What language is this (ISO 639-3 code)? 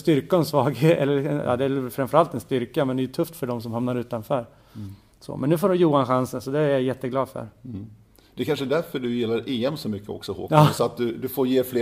swe